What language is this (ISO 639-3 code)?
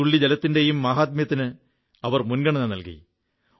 mal